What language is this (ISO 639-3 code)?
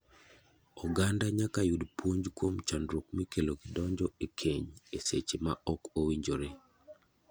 luo